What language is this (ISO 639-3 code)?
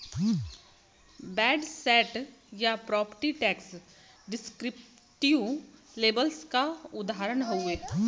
bho